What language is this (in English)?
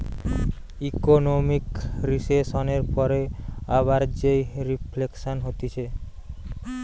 Bangla